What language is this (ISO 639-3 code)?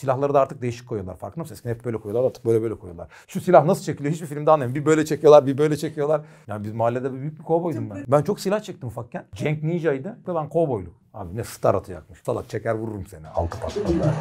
tur